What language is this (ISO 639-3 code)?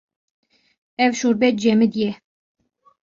kur